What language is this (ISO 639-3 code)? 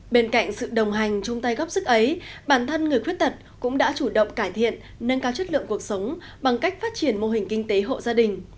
vie